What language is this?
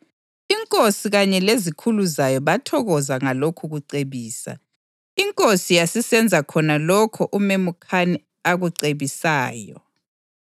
North Ndebele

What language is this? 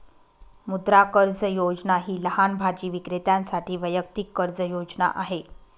Marathi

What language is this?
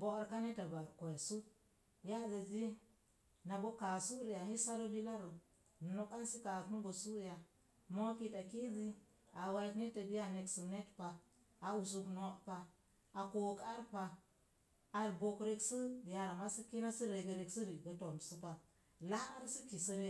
Mom Jango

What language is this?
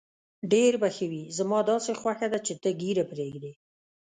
Pashto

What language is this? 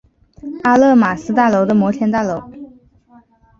Chinese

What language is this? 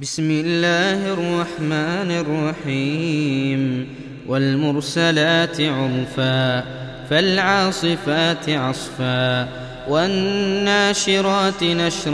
Arabic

